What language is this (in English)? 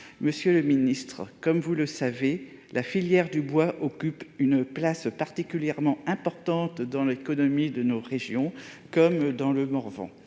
French